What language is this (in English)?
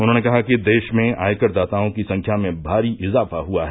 Hindi